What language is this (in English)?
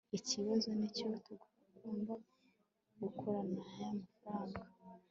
Kinyarwanda